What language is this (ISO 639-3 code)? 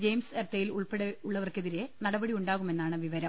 mal